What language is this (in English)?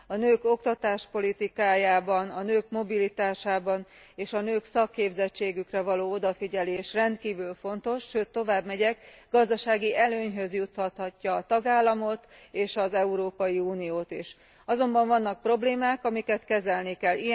Hungarian